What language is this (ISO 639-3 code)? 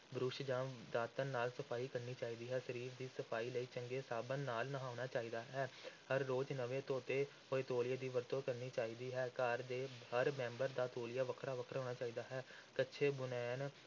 pan